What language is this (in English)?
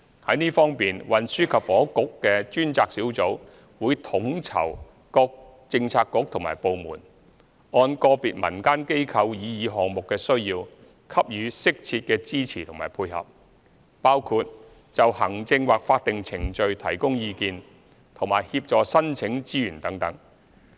Cantonese